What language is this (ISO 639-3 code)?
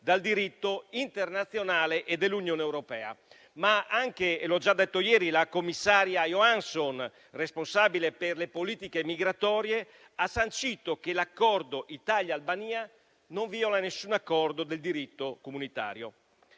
ita